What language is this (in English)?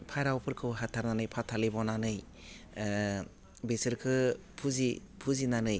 Bodo